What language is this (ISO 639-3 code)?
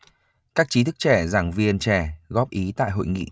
vie